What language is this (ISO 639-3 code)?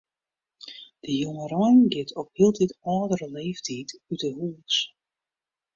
fry